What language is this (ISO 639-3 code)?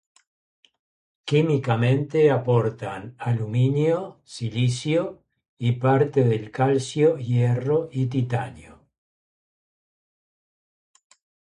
spa